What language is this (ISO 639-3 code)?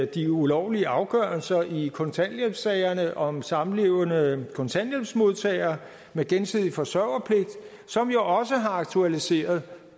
dan